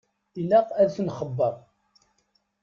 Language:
Kabyle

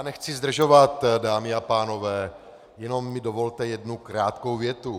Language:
Czech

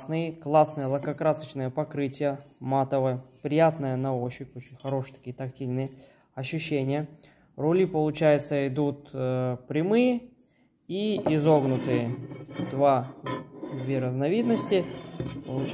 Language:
Russian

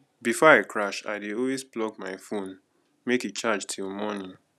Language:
Nigerian Pidgin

